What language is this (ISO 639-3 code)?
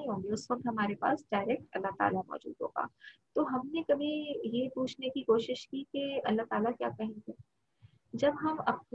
urd